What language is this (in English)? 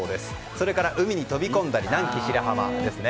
Japanese